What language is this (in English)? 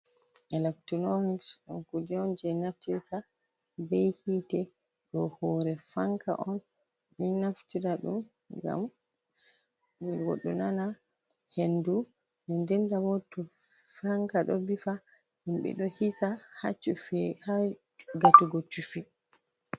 Fula